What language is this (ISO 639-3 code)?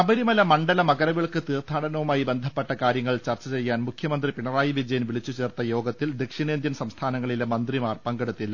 mal